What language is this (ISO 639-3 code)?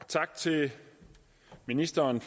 dan